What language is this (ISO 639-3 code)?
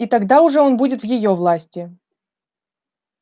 rus